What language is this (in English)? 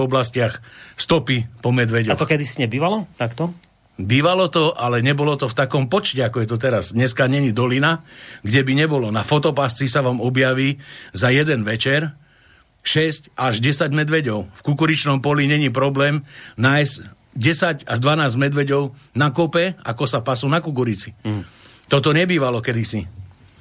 Slovak